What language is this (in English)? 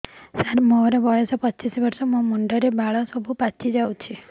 Odia